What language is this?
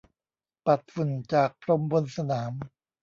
Thai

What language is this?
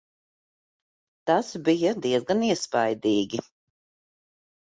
Latvian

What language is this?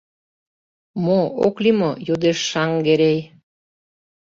Mari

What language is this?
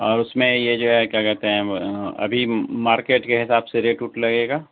Urdu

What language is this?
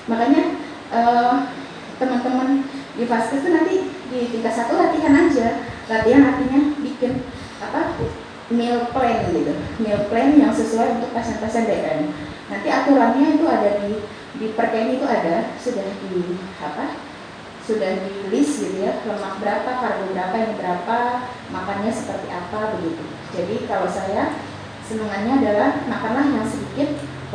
Indonesian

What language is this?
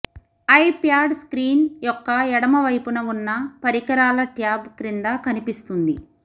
Telugu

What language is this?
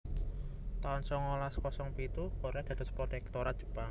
Javanese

